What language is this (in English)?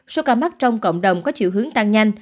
Vietnamese